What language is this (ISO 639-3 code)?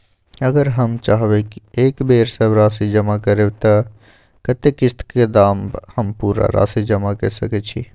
mai